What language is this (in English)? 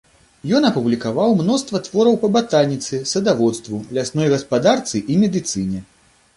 Belarusian